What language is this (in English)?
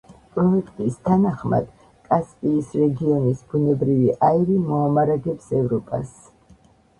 Georgian